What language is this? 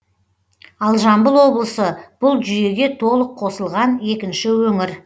Kazakh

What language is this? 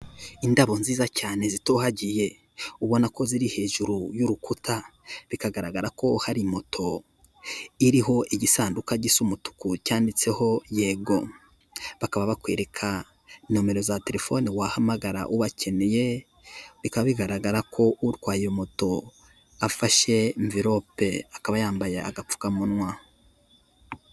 Kinyarwanda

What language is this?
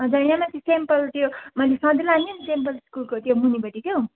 Nepali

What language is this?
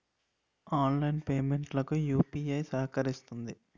Telugu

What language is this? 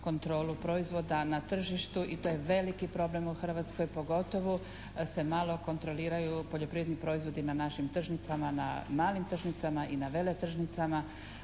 Croatian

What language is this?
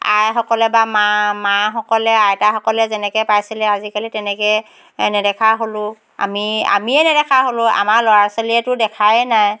Assamese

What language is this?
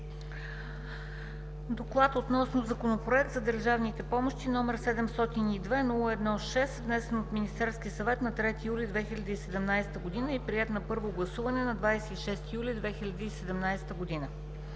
Bulgarian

